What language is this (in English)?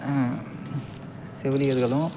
Tamil